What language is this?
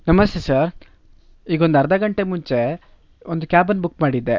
Kannada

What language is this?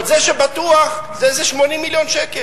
Hebrew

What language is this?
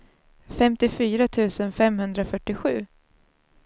Swedish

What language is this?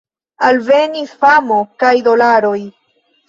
Esperanto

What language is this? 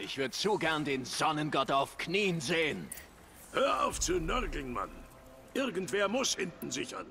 German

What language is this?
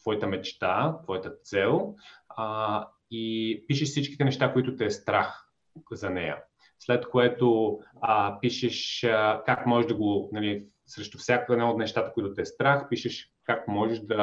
Bulgarian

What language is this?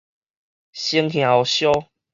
Min Nan Chinese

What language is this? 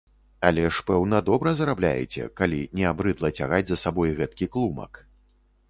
Belarusian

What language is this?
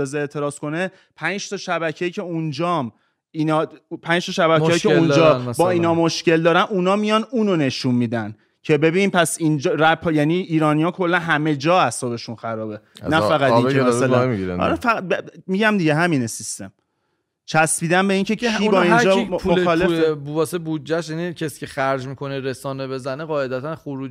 Persian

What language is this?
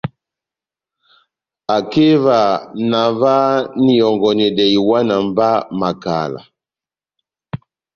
Batanga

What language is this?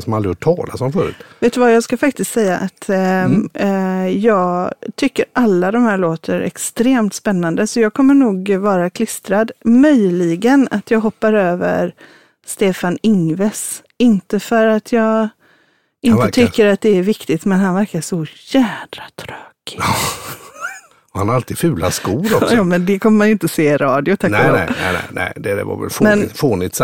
Swedish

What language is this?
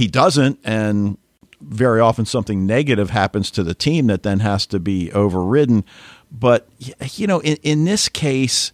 English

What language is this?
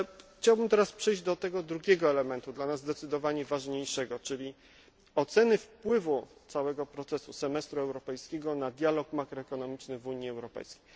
Polish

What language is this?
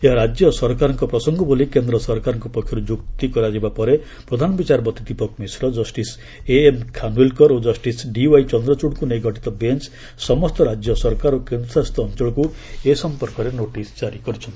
Odia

